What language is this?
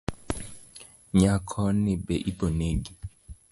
Luo (Kenya and Tanzania)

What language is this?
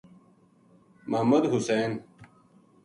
Gujari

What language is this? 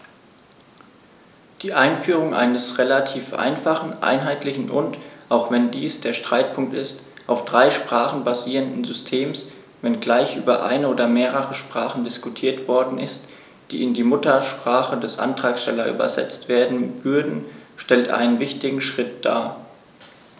German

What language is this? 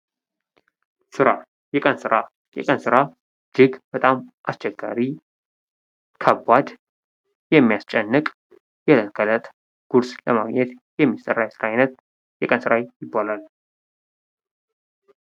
Amharic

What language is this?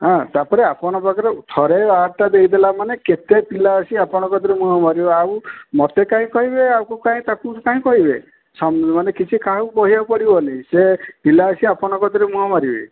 Odia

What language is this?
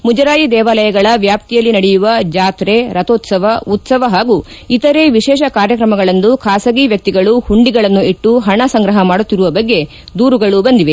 Kannada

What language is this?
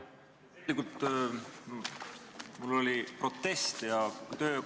Estonian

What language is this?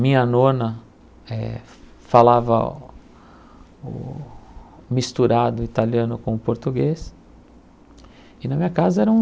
Portuguese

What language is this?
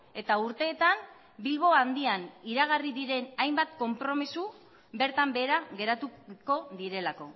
Basque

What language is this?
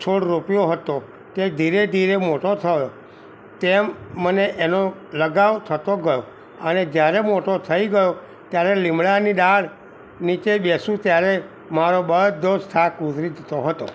Gujarati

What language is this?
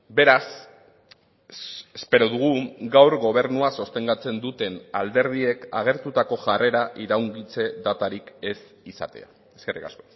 Basque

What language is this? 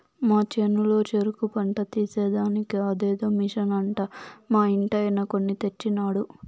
Telugu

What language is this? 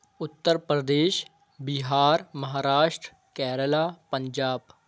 Urdu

